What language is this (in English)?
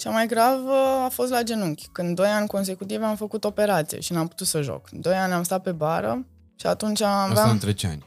Romanian